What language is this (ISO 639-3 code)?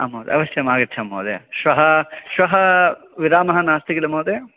san